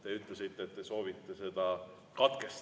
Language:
Estonian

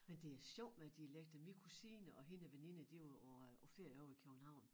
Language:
Danish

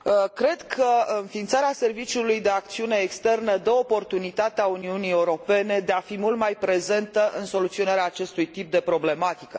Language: Romanian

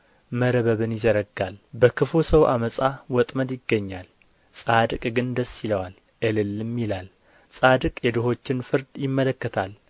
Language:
Amharic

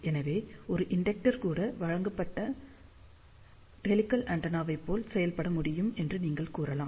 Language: Tamil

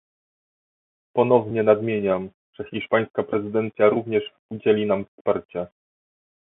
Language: Polish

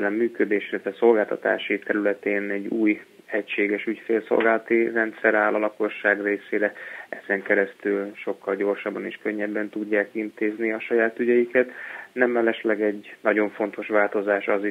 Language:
Hungarian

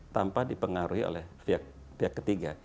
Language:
Indonesian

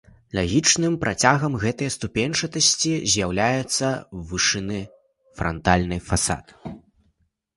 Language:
Belarusian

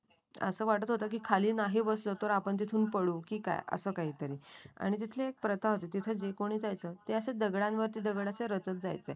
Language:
Marathi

